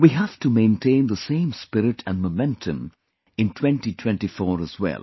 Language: English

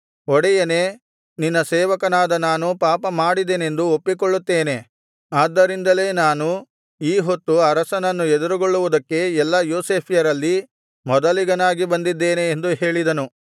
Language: Kannada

